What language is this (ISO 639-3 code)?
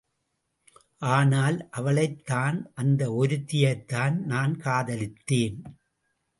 tam